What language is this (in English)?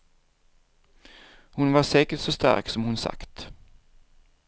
Swedish